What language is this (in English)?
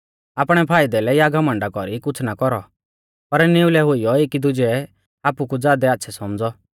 Mahasu Pahari